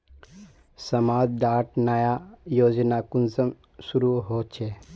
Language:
Magahi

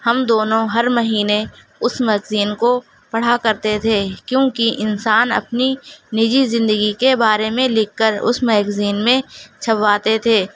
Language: Urdu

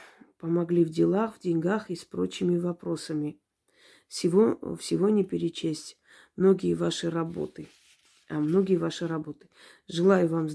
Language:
Russian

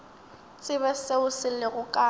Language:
Northern Sotho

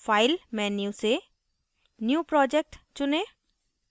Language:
Hindi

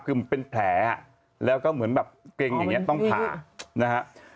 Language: Thai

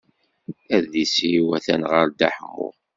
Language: Kabyle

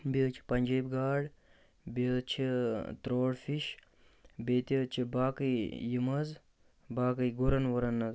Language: Kashmiri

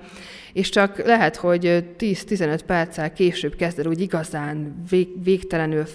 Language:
Hungarian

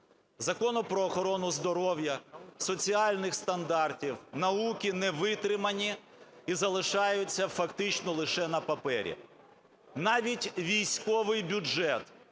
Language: Ukrainian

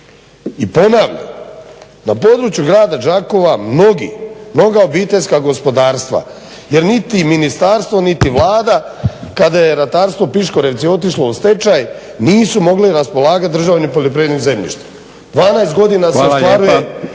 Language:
Croatian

